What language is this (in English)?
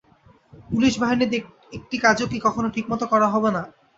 Bangla